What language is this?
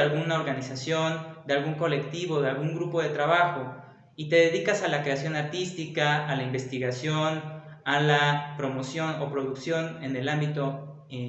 Spanish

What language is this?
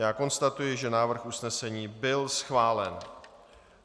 Czech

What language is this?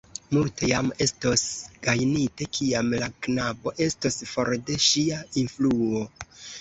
Esperanto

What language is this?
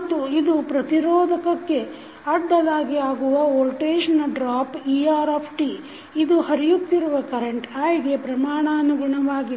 Kannada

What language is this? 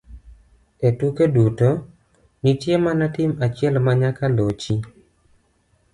Luo (Kenya and Tanzania)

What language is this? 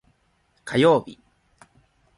Japanese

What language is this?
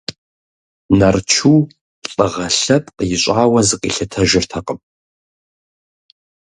Kabardian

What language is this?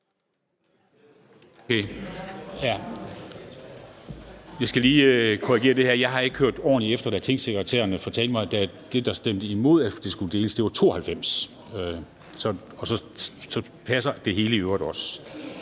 Danish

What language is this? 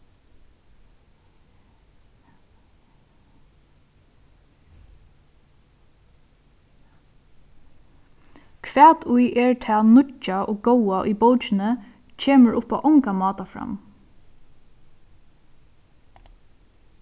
Faroese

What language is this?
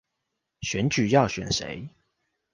Chinese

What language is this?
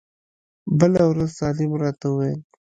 Pashto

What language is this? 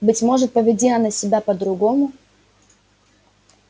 Russian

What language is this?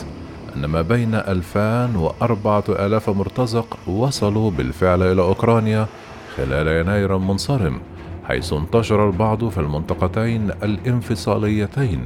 Arabic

